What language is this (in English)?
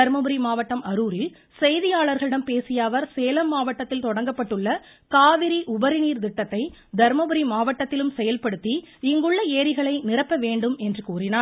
Tamil